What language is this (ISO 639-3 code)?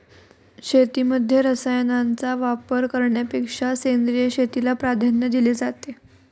mar